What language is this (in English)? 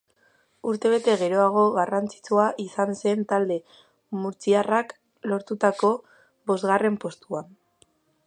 Basque